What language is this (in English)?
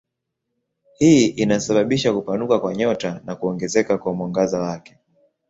Swahili